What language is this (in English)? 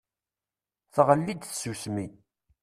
Kabyle